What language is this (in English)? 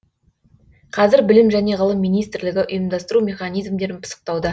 Kazakh